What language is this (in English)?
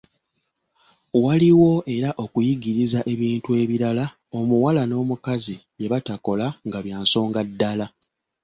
Ganda